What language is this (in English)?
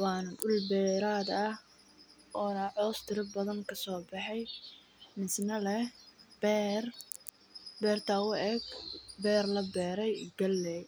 Somali